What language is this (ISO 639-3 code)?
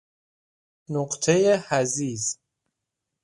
fas